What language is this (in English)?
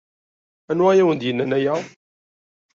Kabyle